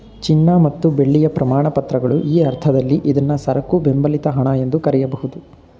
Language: Kannada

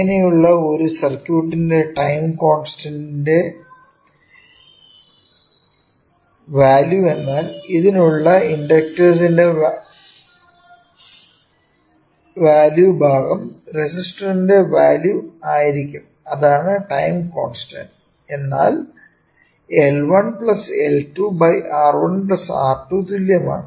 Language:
Malayalam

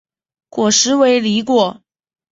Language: Chinese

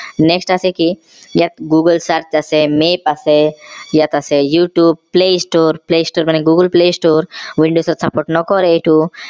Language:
Assamese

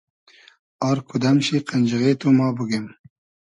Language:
Hazaragi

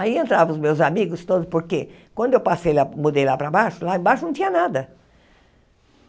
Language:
Portuguese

